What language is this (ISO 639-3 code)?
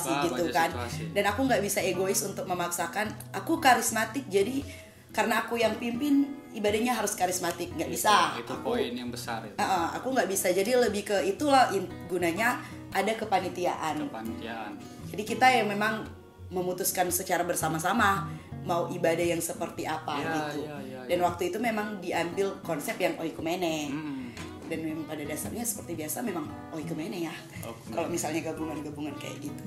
ind